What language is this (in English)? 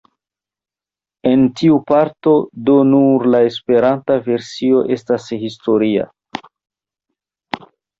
Esperanto